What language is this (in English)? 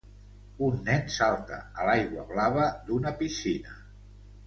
Catalan